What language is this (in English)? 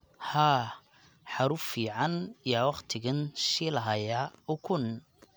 Somali